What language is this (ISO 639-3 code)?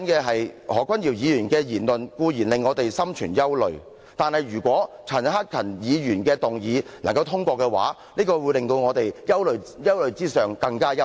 yue